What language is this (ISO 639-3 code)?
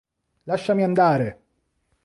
ita